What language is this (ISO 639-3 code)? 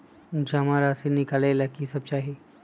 mag